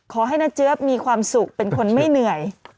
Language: Thai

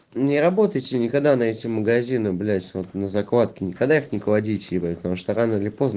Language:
Russian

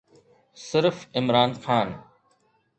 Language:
Sindhi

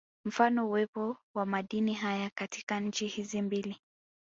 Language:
Swahili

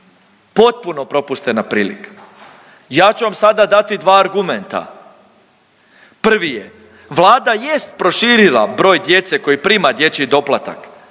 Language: Croatian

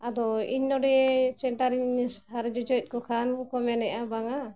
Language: Santali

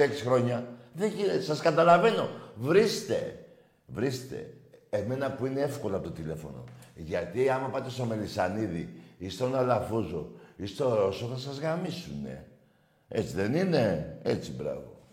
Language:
Greek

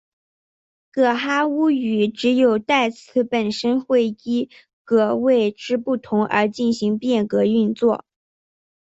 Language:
Chinese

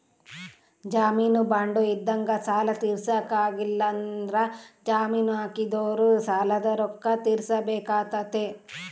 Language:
Kannada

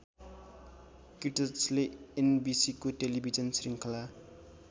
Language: Nepali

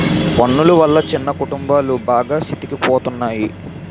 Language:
Telugu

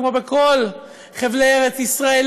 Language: Hebrew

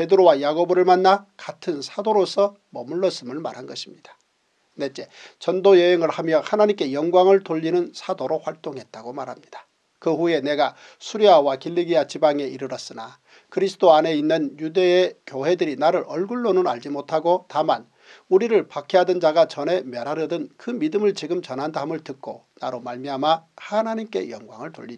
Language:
Korean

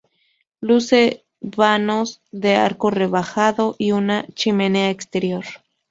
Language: Spanish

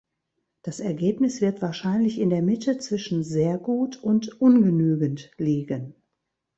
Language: German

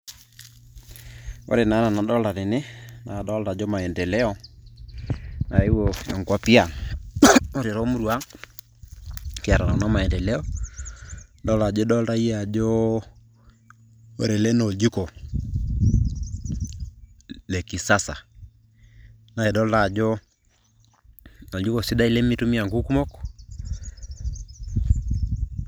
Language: Masai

